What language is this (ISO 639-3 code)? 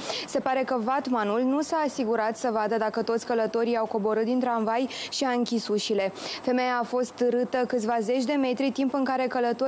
ron